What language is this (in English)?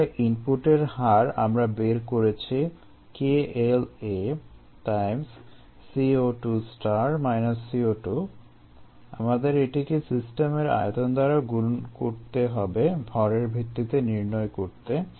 Bangla